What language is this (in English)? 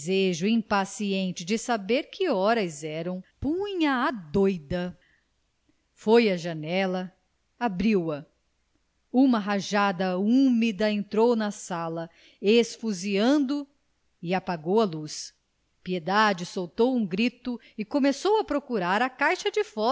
Portuguese